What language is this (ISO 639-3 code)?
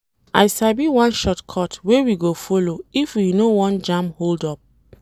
pcm